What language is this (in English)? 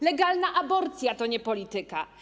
Polish